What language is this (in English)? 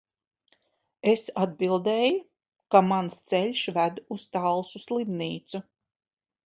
Latvian